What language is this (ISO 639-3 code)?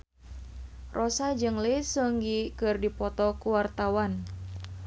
sun